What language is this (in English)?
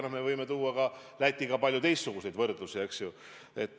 Estonian